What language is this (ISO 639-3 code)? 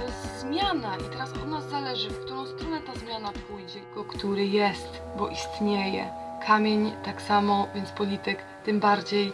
pol